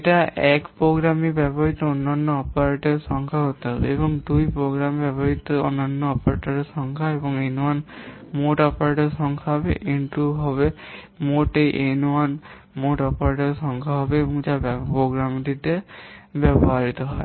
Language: Bangla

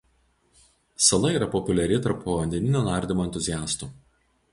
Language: Lithuanian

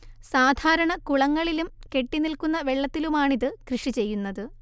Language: Malayalam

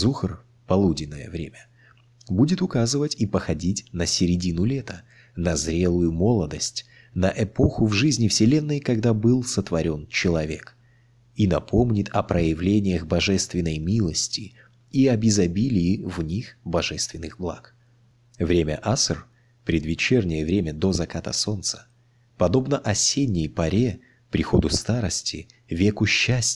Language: Russian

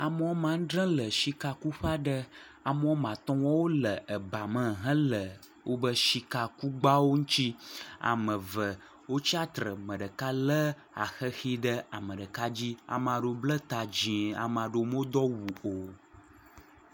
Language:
Ewe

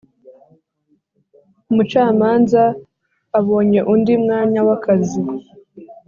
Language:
Kinyarwanda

